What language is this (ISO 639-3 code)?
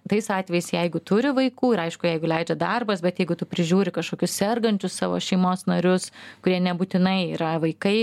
lit